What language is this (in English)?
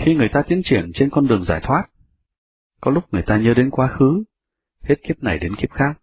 Vietnamese